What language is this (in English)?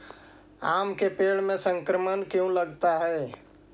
Magahi